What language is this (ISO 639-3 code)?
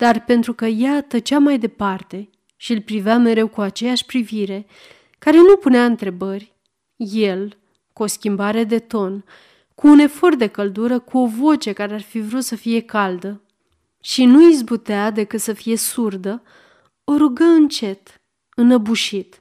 ron